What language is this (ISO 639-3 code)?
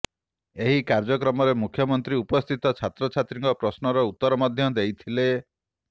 ori